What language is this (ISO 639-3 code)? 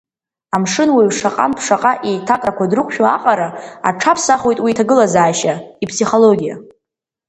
abk